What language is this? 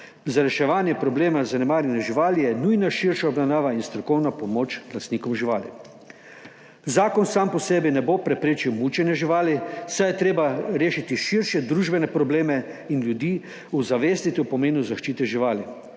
Slovenian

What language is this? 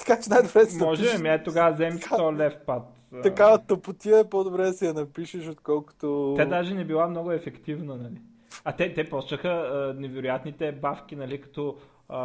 Bulgarian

